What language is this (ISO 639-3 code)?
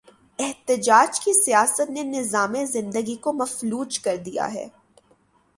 urd